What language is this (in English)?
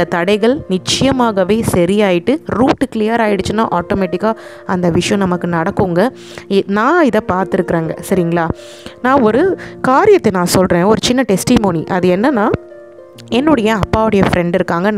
Romanian